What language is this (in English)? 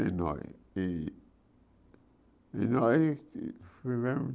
Portuguese